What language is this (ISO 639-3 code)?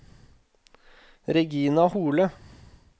nor